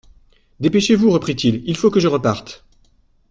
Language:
French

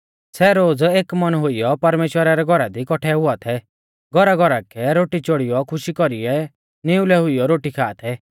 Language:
Mahasu Pahari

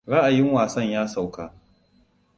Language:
Hausa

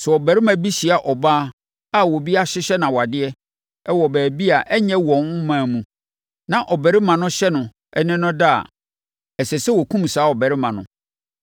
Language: Akan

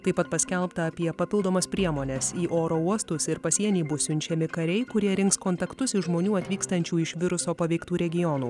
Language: Lithuanian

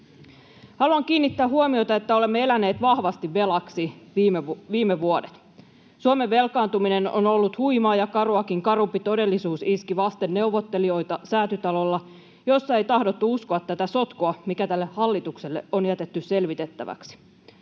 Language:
Finnish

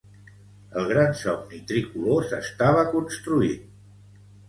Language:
Catalan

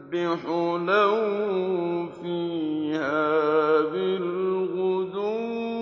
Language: Arabic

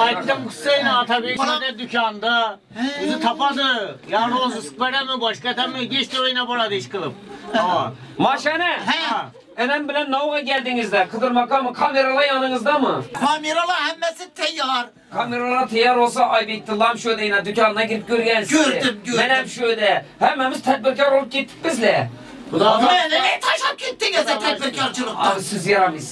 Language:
Turkish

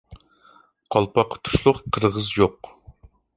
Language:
Uyghur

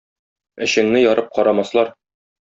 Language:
Tatar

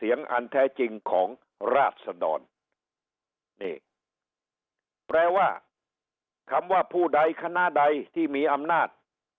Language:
Thai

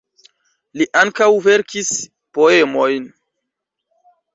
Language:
Esperanto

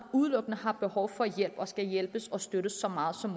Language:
Danish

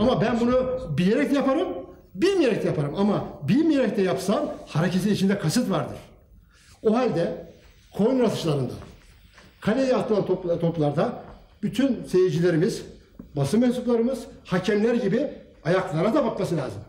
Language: Turkish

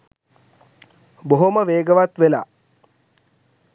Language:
Sinhala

